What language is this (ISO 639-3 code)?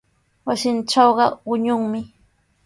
qws